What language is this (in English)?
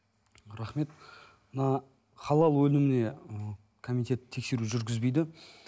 Kazakh